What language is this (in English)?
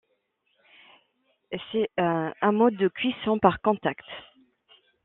French